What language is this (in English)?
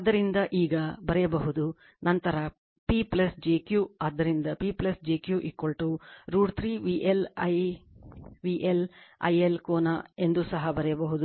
Kannada